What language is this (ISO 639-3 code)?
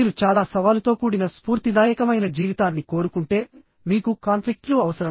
tel